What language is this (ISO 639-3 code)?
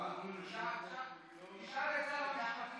heb